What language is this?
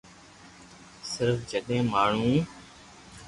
Loarki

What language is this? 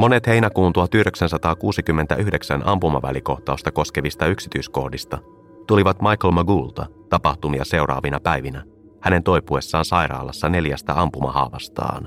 Finnish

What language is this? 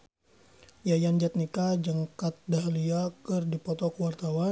Sundanese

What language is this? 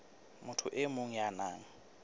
Southern Sotho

